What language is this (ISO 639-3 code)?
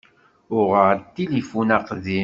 kab